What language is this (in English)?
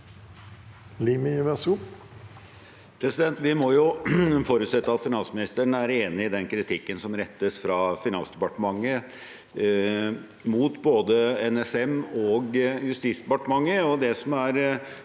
Norwegian